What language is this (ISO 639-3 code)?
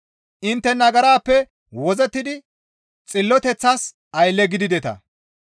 gmv